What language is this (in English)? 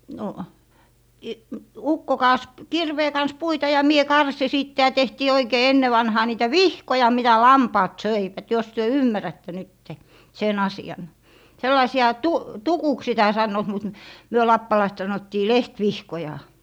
Finnish